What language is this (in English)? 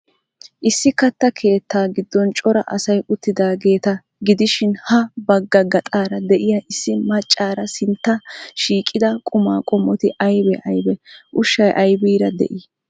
Wolaytta